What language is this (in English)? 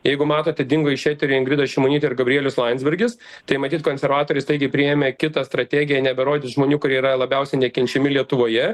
Lithuanian